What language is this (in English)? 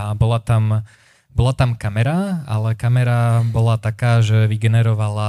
Slovak